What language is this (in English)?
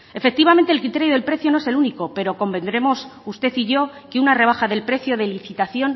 Spanish